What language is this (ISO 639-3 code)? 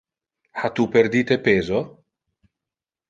ina